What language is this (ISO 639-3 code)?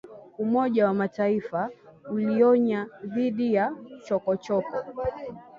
swa